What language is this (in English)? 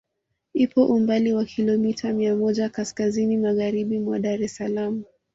Swahili